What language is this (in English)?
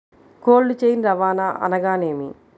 Telugu